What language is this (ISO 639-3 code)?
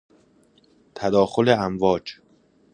fas